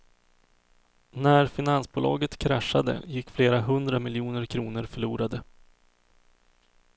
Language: Swedish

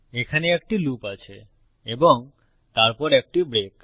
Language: Bangla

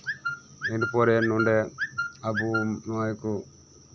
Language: Santali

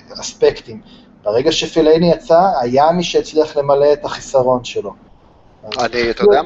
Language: Hebrew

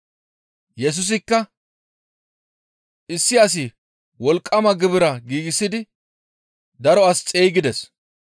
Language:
Gamo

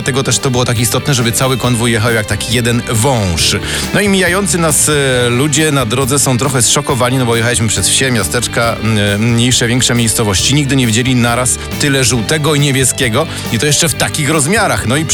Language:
Polish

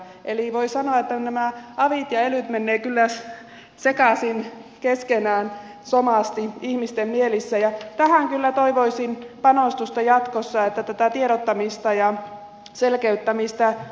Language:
Finnish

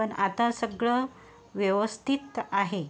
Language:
Marathi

